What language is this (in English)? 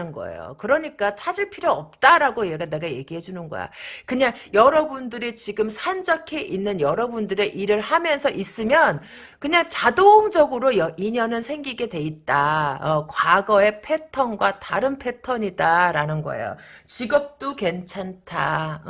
Korean